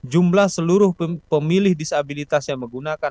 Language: Indonesian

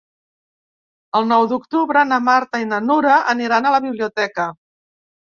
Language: Catalan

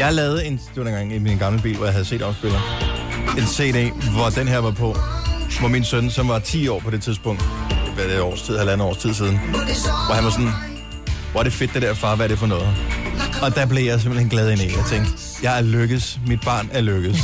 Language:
Danish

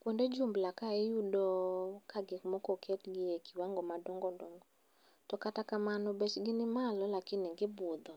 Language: Luo (Kenya and Tanzania)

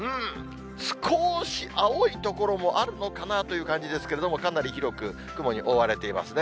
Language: Japanese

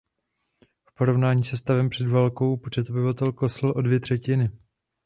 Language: Czech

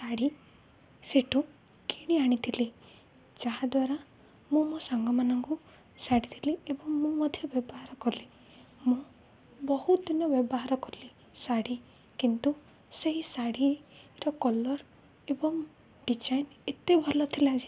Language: Odia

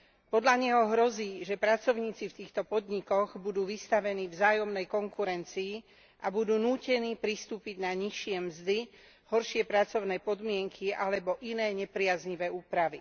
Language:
Slovak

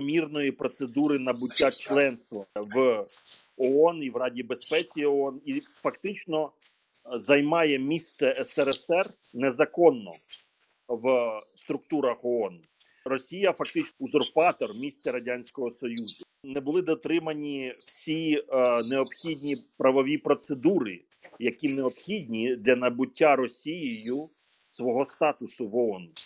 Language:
Ukrainian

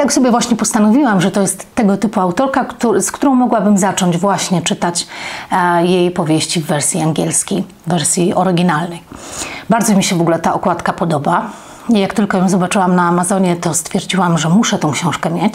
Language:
Polish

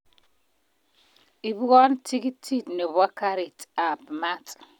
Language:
Kalenjin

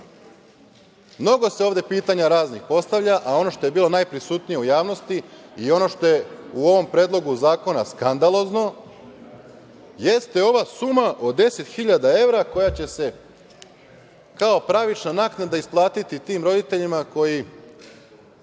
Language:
Serbian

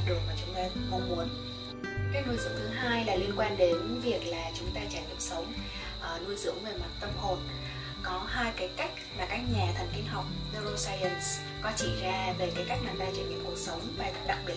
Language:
Vietnamese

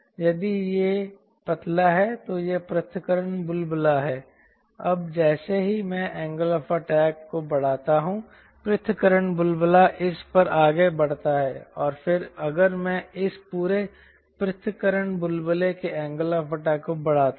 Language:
Hindi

